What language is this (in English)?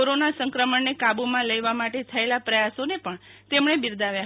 Gujarati